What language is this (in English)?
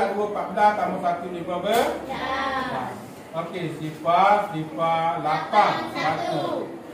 Malay